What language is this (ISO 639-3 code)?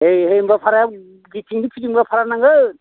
brx